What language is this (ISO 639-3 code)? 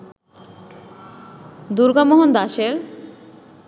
ben